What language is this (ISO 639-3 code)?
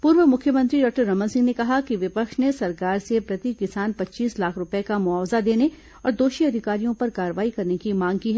hin